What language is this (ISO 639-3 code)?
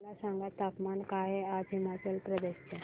mar